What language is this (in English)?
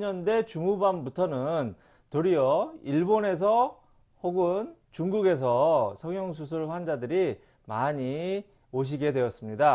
Korean